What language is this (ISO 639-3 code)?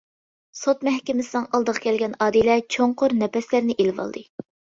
uig